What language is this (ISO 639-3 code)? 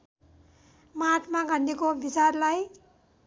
nep